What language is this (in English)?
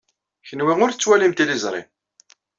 Kabyle